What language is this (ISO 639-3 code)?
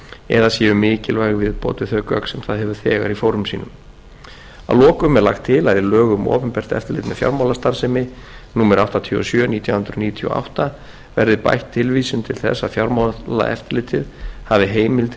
isl